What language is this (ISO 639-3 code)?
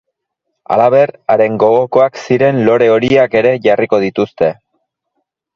eus